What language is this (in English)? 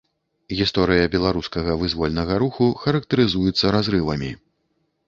Belarusian